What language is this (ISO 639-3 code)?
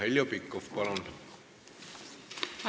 est